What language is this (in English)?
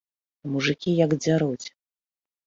Belarusian